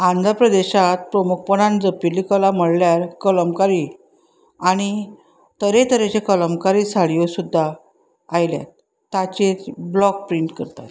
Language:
Konkani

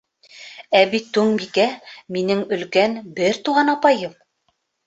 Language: Bashkir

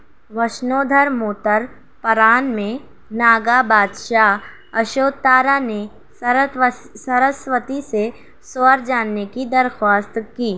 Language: Urdu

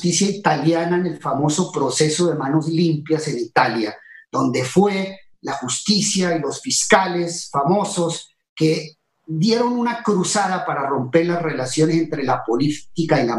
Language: Spanish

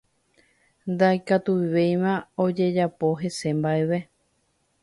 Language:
Guarani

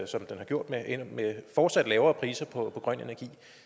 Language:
Danish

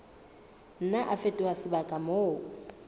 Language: Southern Sotho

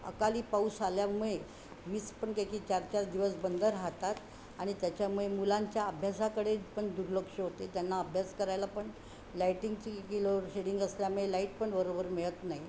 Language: Marathi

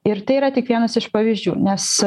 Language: Lithuanian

